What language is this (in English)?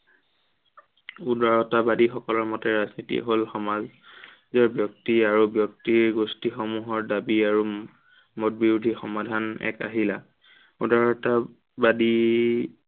Assamese